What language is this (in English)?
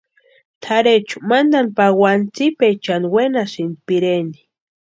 Western Highland Purepecha